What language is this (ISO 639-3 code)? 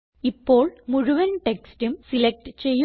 mal